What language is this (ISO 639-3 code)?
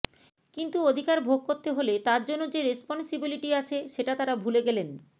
ben